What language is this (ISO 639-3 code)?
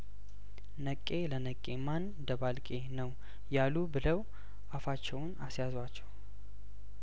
amh